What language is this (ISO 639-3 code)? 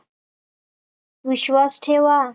mar